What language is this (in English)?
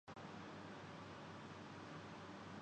Urdu